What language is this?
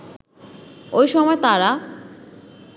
Bangla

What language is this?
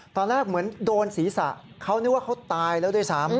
Thai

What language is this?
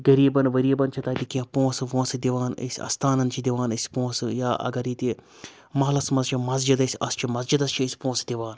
Kashmiri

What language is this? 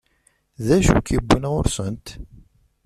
Kabyle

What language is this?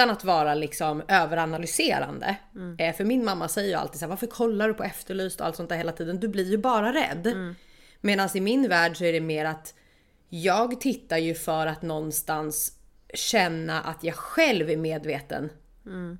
Swedish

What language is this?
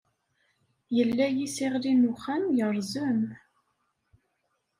Kabyle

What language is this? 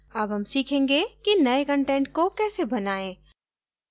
Hindi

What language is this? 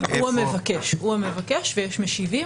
Hebrew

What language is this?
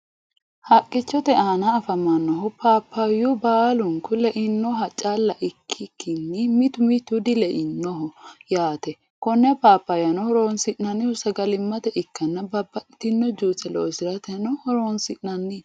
Sidamo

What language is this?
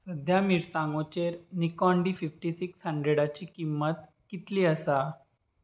Konkani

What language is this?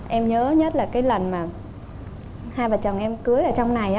Vietnamese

